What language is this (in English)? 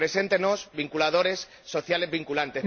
Spanish